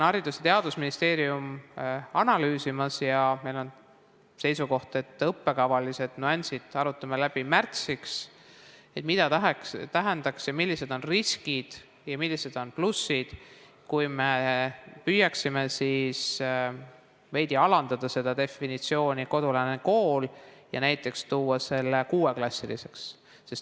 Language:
Estonian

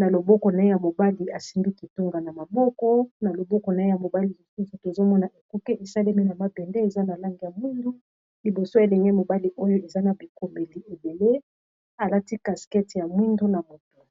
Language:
Lingala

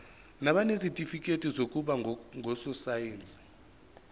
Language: Zulu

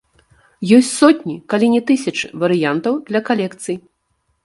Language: Belarusian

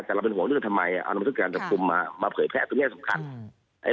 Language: Thai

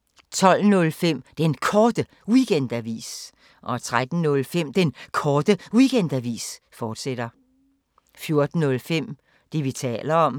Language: Danish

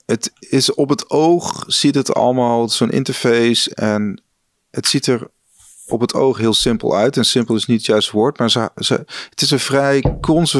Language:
Dutch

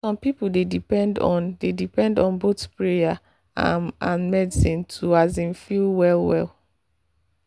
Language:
Nigerian Pidgin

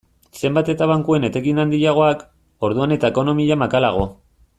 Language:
Basque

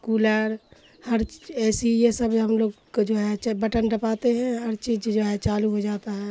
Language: Urdu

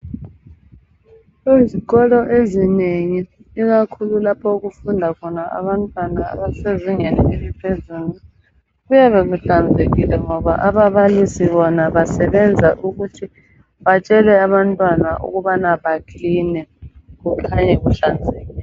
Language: North Ndebele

